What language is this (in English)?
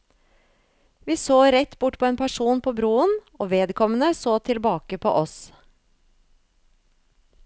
Norwegian